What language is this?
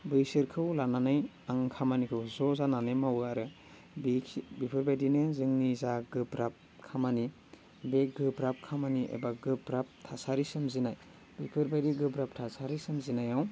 Bodo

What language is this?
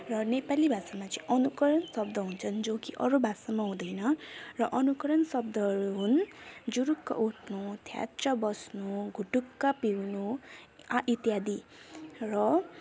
Nepali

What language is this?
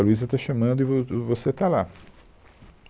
Portuguese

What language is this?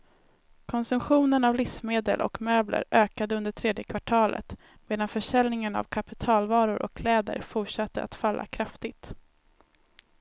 Swedish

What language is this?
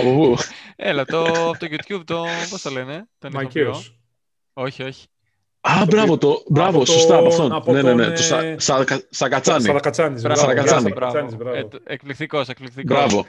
Greek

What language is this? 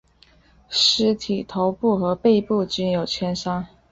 Chinese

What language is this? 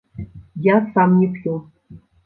Belarusian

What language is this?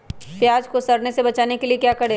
Magahi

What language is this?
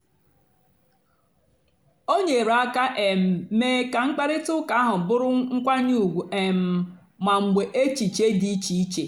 Igbo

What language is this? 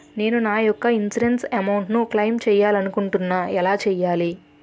Telugu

